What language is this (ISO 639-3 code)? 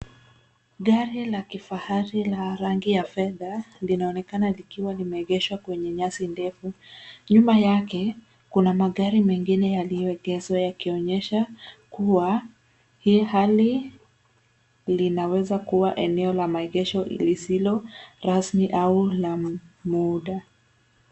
swa